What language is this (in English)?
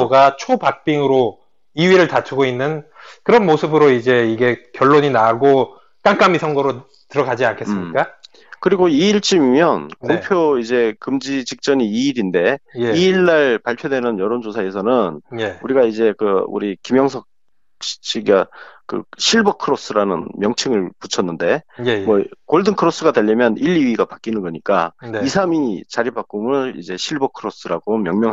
Korean